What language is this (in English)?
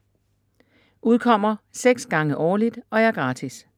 Danish